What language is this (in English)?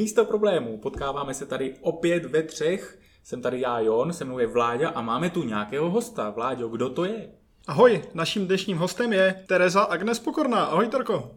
Czech